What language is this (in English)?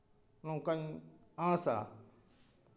Santali